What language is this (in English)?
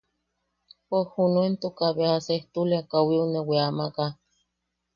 Yaqui